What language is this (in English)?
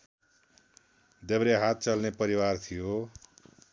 Nepali